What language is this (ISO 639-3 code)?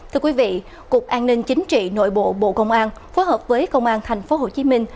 vie